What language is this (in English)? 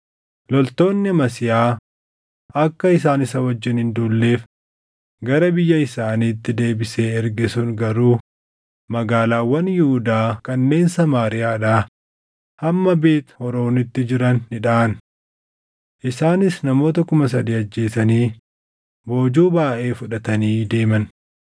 Oromo